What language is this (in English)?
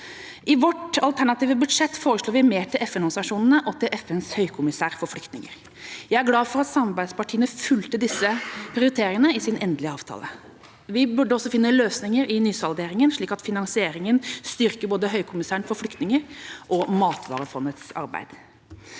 Norwegian